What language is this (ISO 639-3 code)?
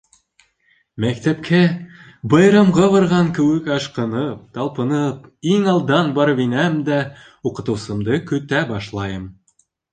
bak